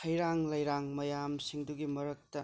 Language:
Manipuri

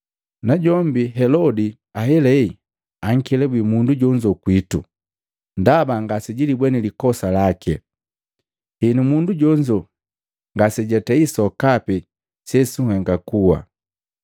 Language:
Matengo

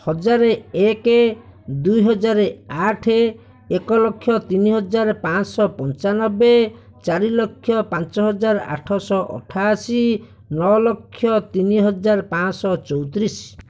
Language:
Odia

